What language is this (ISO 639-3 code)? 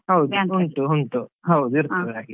kan